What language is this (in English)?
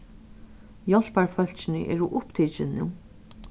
Faroese